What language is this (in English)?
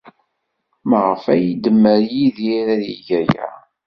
Kabyle